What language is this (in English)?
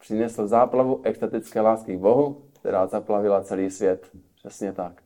Czech